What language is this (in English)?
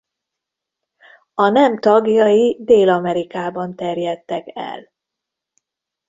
Hungarian